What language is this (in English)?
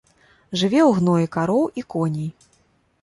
Belarusian